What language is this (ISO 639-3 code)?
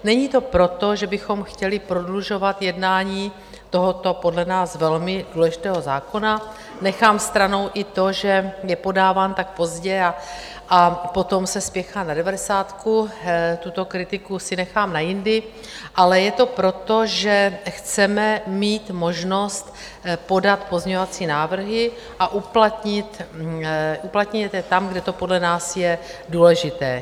ces